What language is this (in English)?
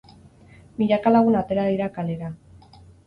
Basque